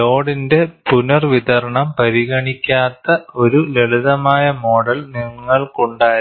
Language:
Malayalam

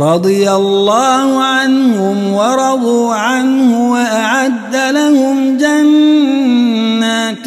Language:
Arabic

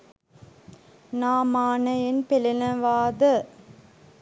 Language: Sinhala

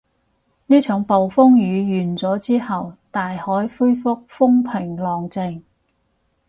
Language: Cantonese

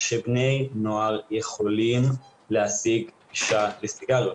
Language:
Hebrew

